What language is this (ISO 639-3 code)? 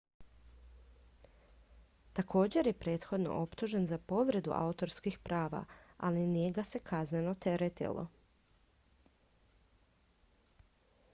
hrv